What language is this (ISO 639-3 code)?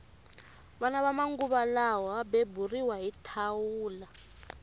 tso